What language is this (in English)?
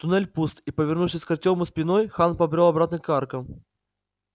Russian